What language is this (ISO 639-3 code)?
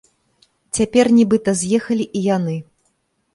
bel